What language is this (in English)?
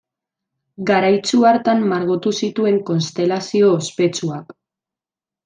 Basque